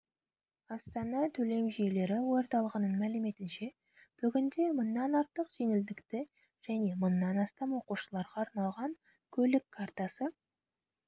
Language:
Kazakh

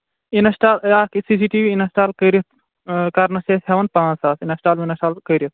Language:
Kashmiri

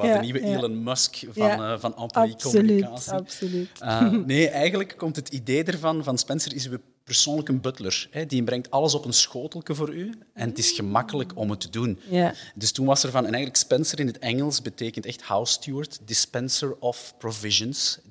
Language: Dutch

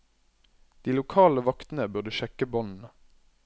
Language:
Norwegian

